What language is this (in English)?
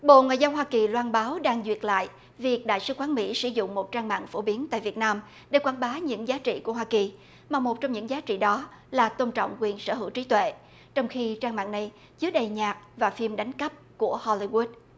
Vietnamese